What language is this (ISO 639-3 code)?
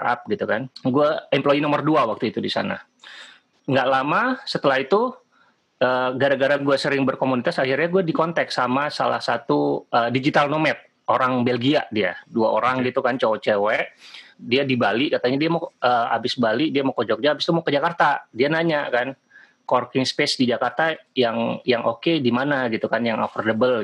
ind